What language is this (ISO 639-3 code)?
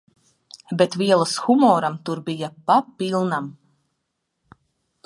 lav